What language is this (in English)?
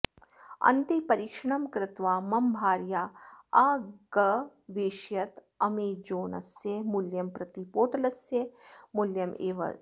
Sanskrit